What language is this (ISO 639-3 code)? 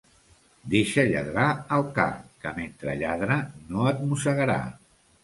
cat